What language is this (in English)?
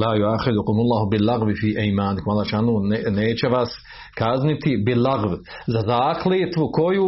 Croatian